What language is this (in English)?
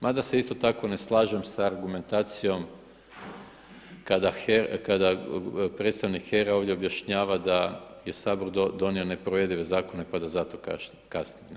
Croatian